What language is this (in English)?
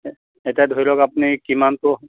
Assamese